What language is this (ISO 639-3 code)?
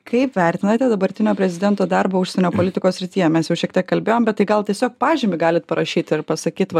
lit